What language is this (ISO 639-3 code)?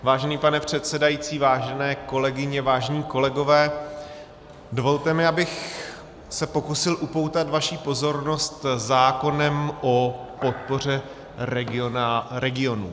ces